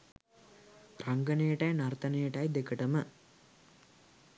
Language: Sinhala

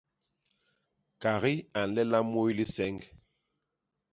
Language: Basaa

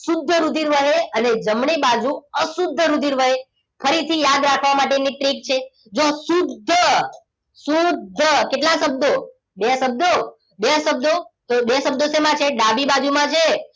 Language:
Gujarati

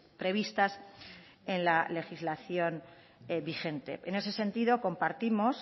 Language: Spanish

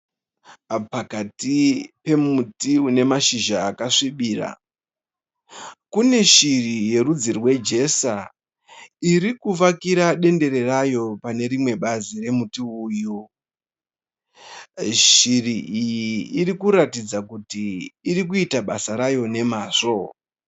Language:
Shona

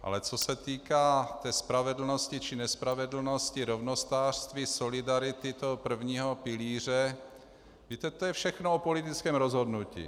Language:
Czech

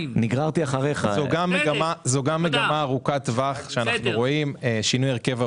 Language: Hebrew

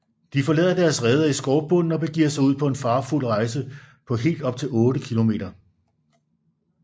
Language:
Danish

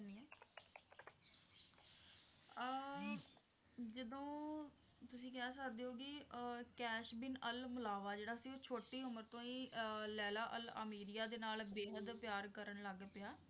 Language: Punjabi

